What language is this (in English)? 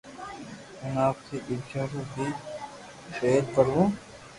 Loarki